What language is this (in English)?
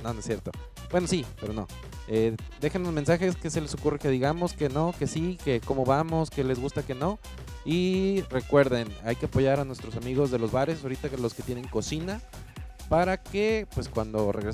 Spanish